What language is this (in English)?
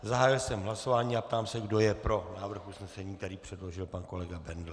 Czech